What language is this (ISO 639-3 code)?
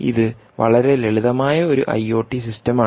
mal